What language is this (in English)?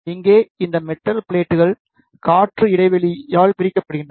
Tamil